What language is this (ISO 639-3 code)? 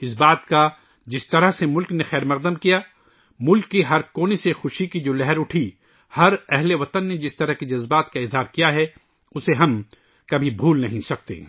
urd